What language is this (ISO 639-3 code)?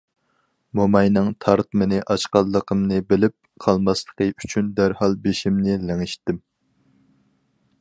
uig